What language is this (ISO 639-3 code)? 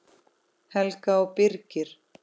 isl